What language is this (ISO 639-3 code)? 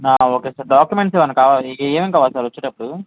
tel